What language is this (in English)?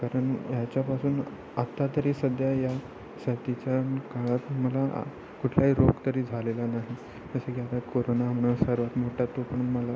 Marathi